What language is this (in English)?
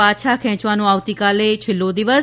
Gujarati